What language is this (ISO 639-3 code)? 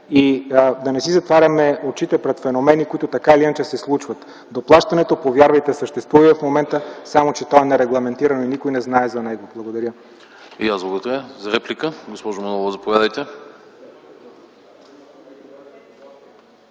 bul